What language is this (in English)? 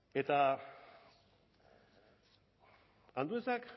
Basque